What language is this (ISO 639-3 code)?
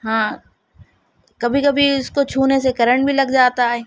urd